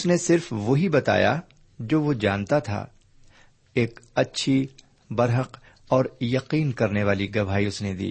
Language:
Urdu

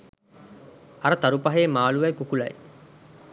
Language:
Sinhala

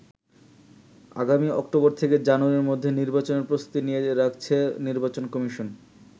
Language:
Bangla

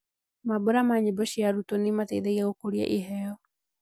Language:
Kikuyu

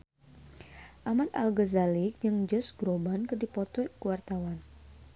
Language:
Sundanese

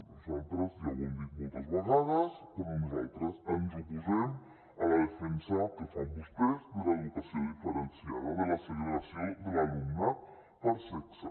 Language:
Catalan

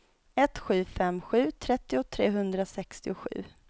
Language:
Swedish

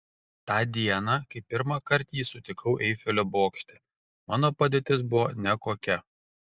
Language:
Lithuanian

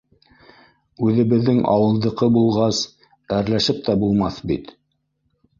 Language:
Bashkir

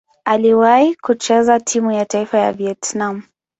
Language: Swahili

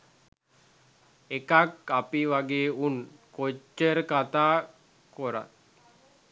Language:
Sinhala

